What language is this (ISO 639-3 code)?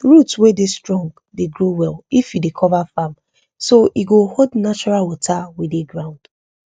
pcm